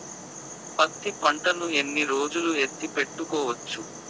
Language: Telugu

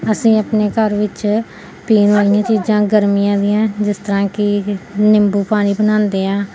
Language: Punjabi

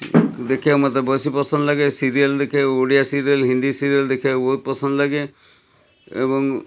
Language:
Odia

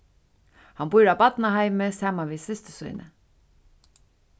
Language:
Faroese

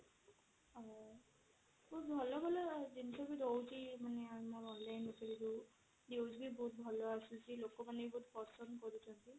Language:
Odia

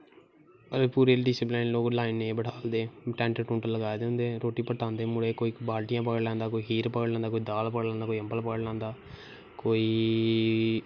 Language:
Dogri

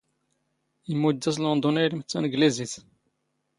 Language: Standard Moroccan Tamazight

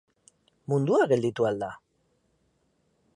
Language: Basque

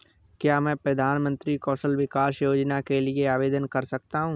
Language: Hindi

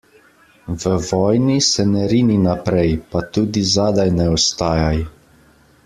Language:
Slovenian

